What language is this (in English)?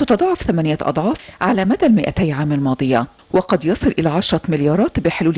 Arabic